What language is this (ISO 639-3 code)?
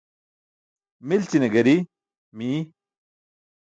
bsk